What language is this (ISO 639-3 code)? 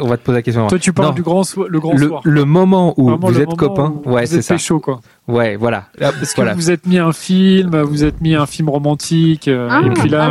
fra